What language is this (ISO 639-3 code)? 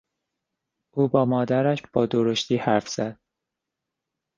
fas